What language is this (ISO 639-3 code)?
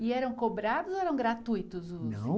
por